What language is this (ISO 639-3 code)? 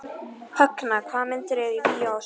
isl